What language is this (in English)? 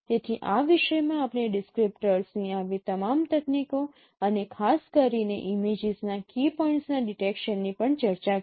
Gujarati